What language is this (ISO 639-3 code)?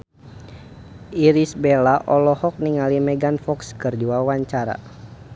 sun